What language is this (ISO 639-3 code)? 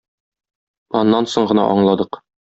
tat